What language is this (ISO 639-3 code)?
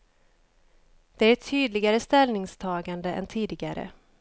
swe